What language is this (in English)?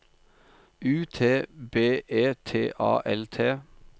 Norwegian